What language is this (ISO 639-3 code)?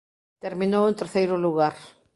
glg